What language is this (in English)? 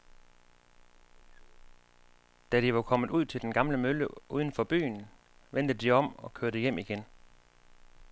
Danish